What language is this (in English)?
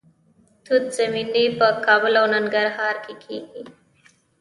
Pashto